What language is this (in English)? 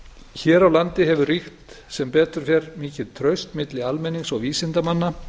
Icelandic